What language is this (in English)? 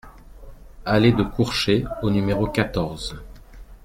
French